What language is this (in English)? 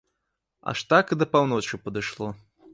Belarusian